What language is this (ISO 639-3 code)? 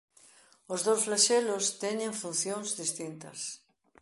glg